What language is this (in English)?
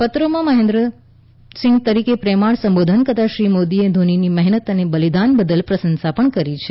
Gujarati